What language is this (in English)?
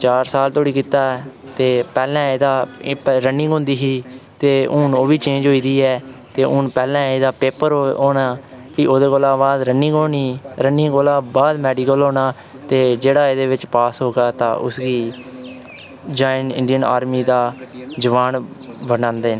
Dogri